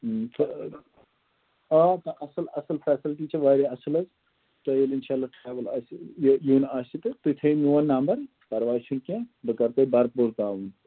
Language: Kashmiri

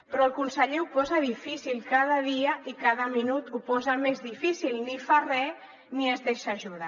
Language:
Catalan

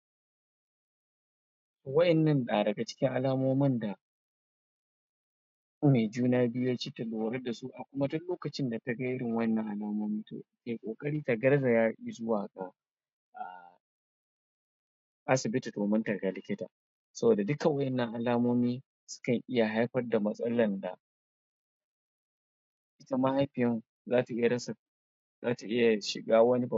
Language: Hausa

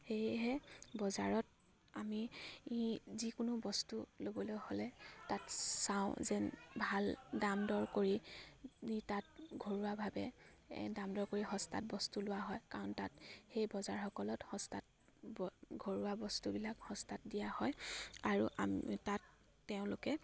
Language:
Assamese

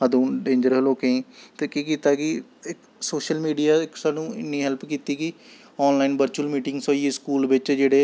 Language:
Dogri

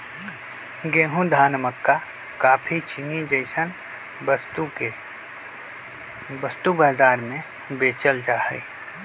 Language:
Magahi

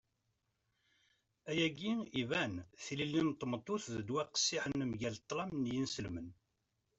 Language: Kabyle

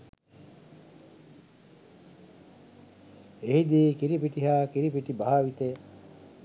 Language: Sinhala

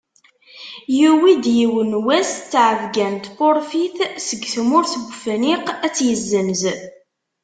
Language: Kabyle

